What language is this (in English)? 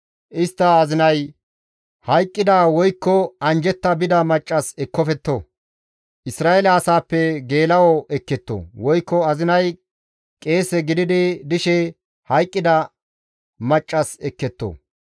Gamo